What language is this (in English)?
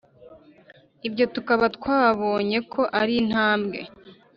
Kinyarwanda